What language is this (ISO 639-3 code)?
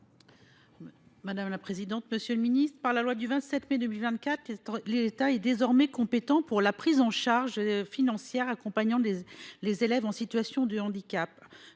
fra